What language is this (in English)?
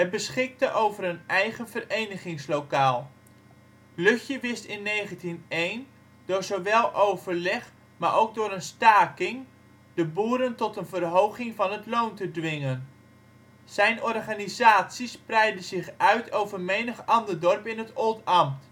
Dutch